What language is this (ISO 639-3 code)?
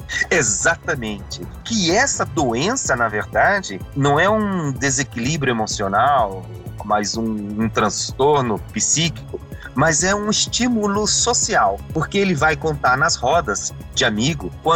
por